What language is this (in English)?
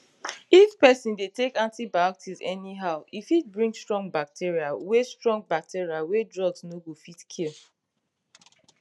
Nigerian Pidgin